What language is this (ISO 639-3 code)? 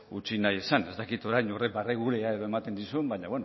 eus